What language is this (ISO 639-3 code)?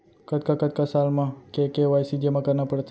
hne